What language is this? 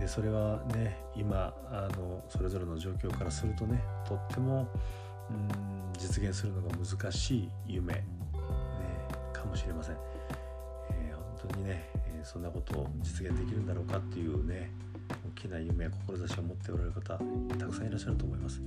Japanese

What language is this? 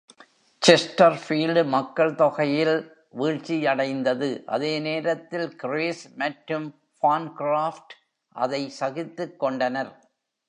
Tamil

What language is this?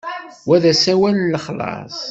Kabyle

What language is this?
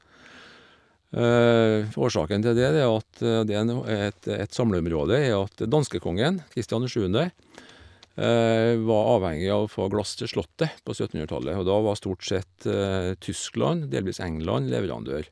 Norwegian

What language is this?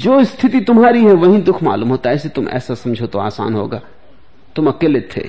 Hindi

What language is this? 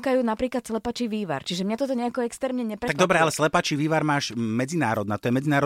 Slovak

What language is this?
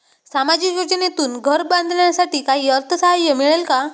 Marathi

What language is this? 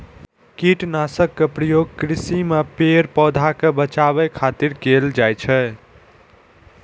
Maithili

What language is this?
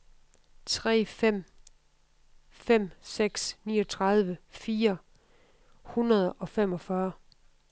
Danish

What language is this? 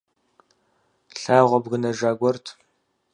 Kabardian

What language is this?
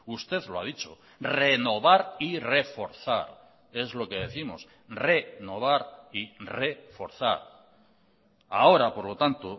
Spanish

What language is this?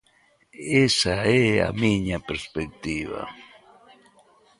Galician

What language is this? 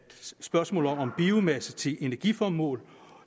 Danish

